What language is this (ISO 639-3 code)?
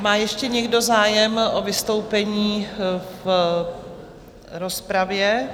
ces